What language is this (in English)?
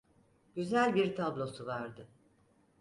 Turkish